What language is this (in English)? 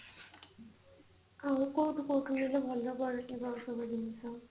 Odia